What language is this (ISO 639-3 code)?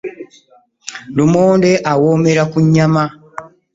lug